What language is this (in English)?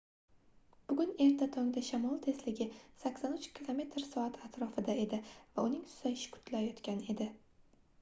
Uzbek